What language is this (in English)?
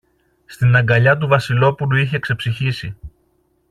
Greek